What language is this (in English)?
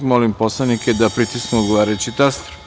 Serbian